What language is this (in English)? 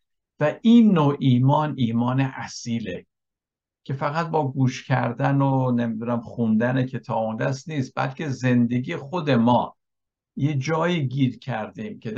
Persian